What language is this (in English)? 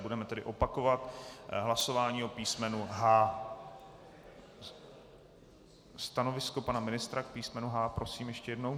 Czech